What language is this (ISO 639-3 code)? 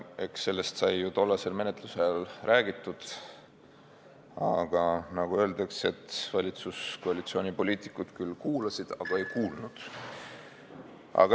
est